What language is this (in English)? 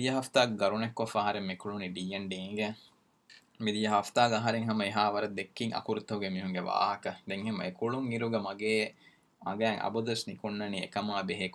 Urdu